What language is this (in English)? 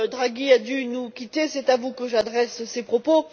French